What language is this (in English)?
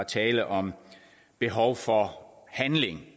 Danish